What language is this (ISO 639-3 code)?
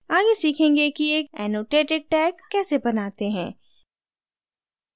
hin